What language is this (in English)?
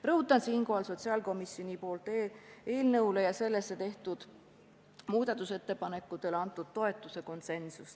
Estonian